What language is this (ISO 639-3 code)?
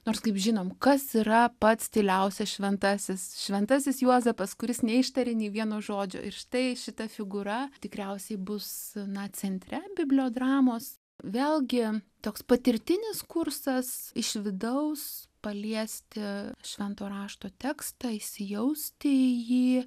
lit